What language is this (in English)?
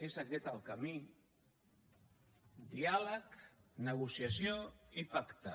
Catalan